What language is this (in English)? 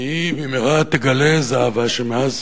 Hebrew